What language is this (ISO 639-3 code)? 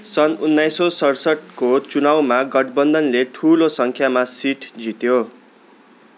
nep